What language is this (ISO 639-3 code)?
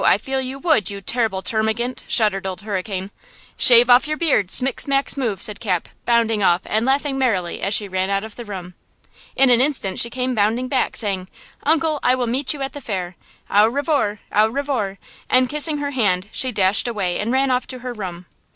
eng